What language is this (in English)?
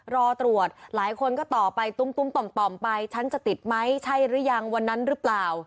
Thai